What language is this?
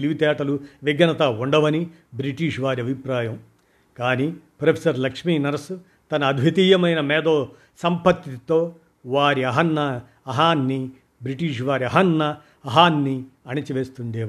Telugu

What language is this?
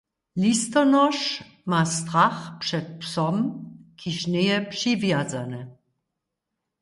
Upper Sorbian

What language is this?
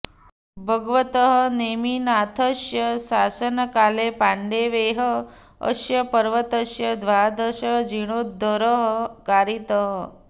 Sanskrit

